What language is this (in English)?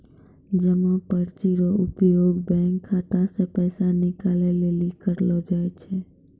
Maithili